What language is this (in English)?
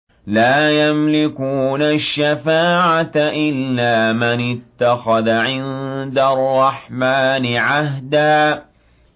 Arabic